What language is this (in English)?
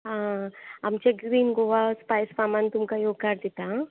Konkani